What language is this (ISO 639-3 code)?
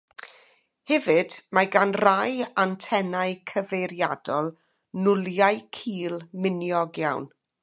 cym